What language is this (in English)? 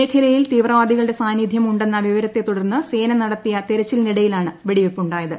Malayalam